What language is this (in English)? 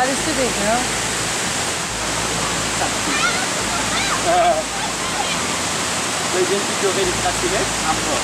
French